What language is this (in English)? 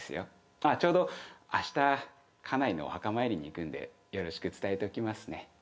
Japanese